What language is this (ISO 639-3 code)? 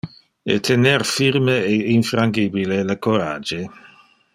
ina